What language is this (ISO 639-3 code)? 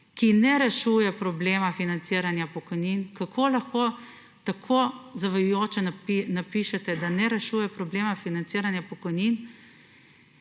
slv